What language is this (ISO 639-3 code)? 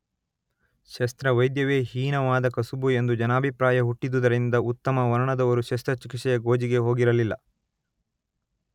kan